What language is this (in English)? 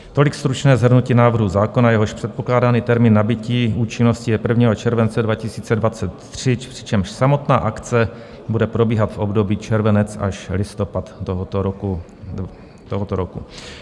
Czech